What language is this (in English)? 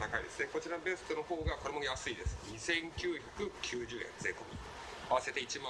Japanese